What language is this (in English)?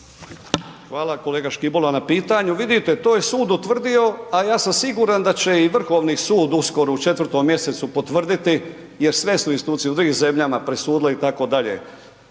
Croatian